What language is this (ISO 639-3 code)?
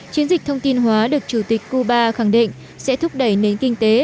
vie